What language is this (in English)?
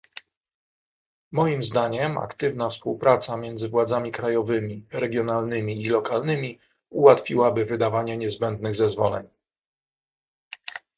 Polish